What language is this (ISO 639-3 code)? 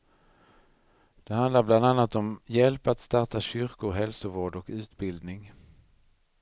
swe